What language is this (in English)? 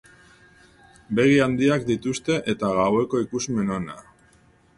Basque